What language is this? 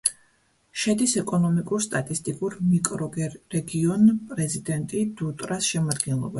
Georgian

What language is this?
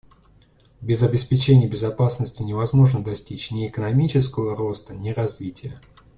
Russian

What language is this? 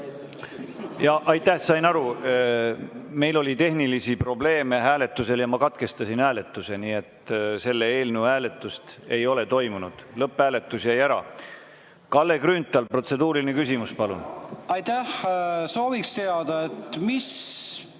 Estonian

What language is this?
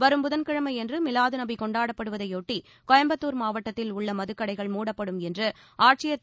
Tamil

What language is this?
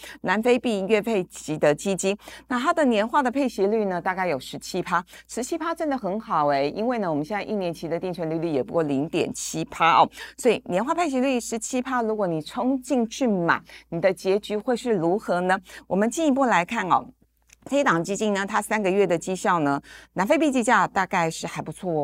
Chinese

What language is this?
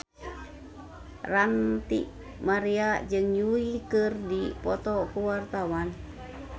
Sundanese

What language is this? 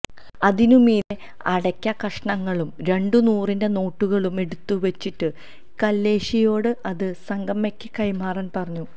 Malayalam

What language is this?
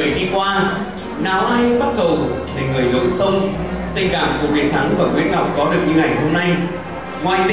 Vietnamese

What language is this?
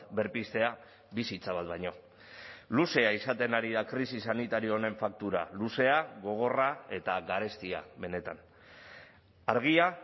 Basque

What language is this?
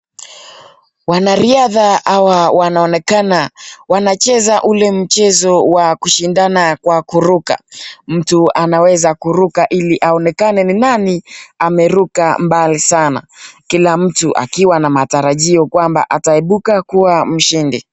Swahili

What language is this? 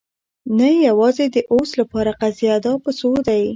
Pashto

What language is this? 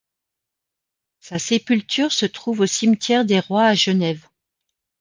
French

